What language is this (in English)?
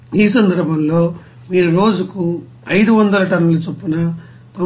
Telugu